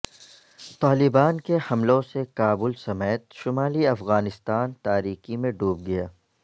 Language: Urdu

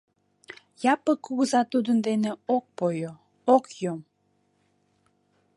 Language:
Mari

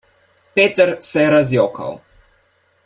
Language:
Slovenian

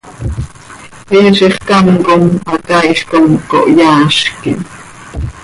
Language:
Seri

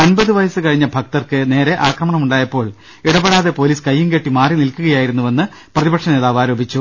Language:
Malayalam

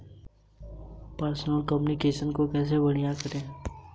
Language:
Hindi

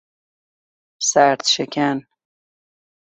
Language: Persian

